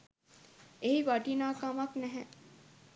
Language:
Sinhala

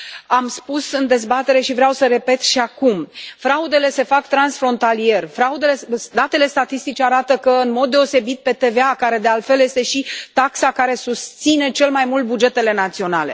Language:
Romanian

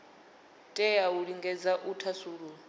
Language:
Venda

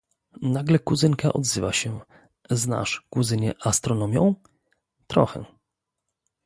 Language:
Polish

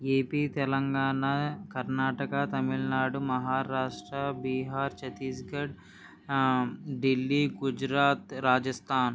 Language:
Telugu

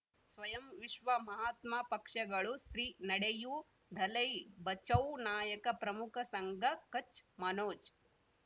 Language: Kannada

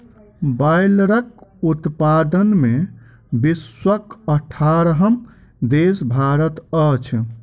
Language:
Maithili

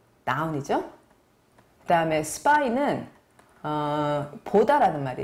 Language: Korean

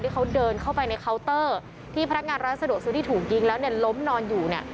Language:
Thai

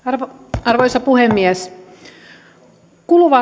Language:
Finnish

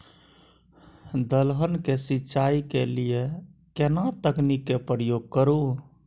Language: Maithili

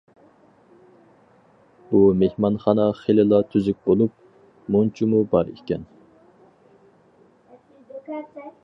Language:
Uyghur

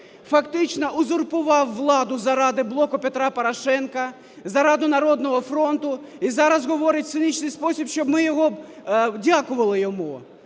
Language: Ukrainian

